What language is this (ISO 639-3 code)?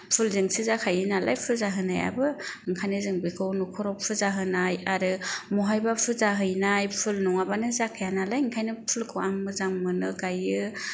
brx